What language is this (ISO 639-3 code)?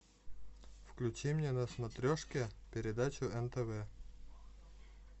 rus